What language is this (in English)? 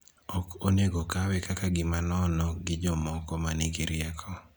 Luo (Kenya and Tanzania)